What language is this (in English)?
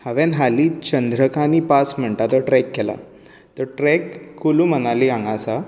Konkani